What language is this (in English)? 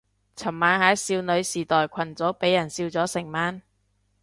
Cantonese